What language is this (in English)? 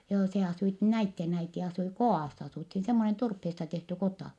Finnish